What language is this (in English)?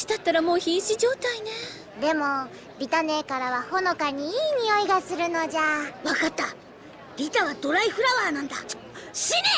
Japanese